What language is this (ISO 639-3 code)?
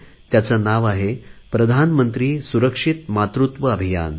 mar